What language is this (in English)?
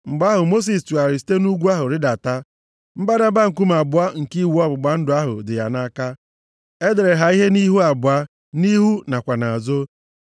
Igbo